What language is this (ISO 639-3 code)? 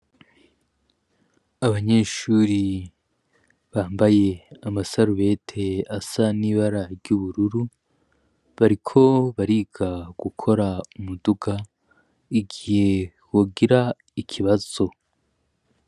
run